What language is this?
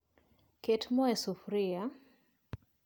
Luo (Kenya and Tanzania)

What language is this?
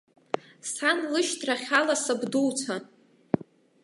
Abkhazian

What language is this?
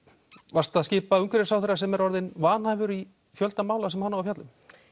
Icelandic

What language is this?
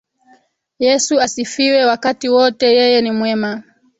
Swahili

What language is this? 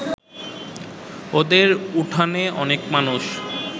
Bangla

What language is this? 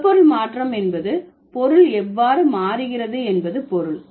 Tamil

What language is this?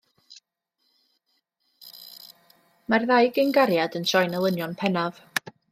Welsh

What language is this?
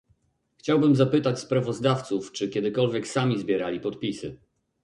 Polish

